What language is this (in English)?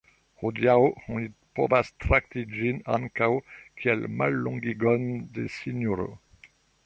Esperanto